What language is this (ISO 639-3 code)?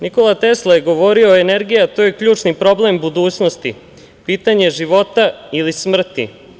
srp